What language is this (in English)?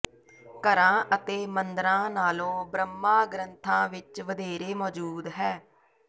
Punjabi